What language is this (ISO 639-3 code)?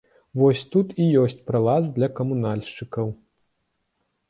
bel